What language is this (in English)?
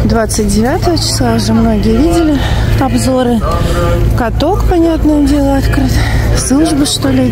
Russian